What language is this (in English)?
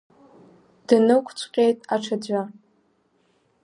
Abkhazian